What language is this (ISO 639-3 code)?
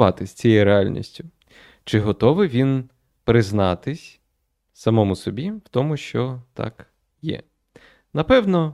ukr